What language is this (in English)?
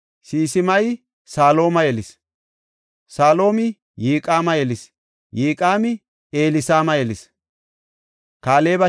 Gofa